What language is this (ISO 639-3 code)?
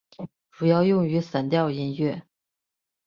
zho